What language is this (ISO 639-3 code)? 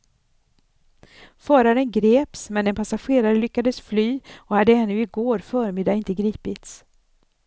swe